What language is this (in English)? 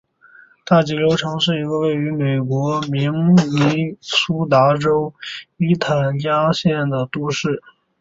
Chinese